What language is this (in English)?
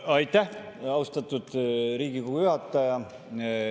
Estonian